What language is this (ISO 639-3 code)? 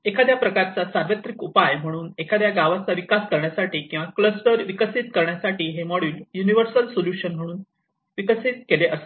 mar